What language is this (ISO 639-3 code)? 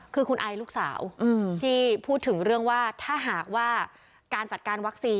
tha